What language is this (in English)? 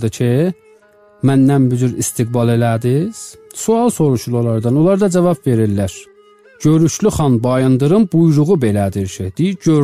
Turkish